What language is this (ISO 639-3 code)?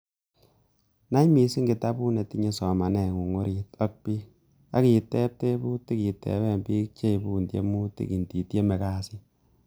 kln